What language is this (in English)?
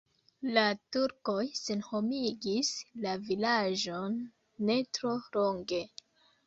Esperanto